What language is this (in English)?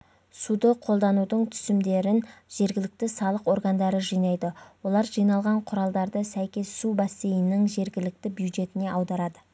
Kazakh